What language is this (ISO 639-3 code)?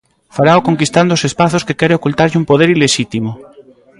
glg